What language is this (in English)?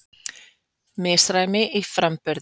Icelandic